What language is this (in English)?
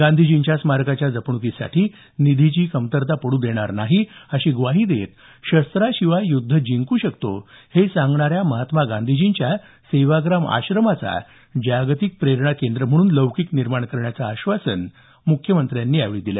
Marathi